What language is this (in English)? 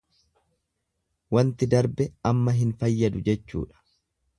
Oromo